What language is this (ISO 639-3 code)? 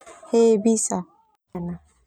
twu